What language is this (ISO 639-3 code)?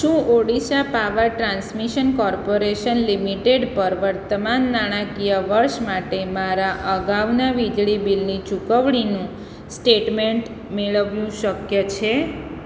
guj